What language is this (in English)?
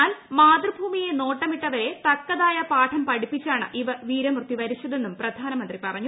Malayalam